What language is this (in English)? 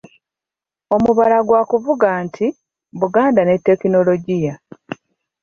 Ganda